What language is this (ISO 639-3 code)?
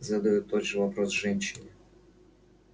rus